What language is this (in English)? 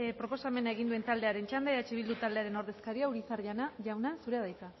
Basque